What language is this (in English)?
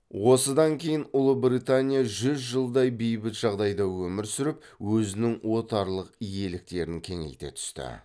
Kazakh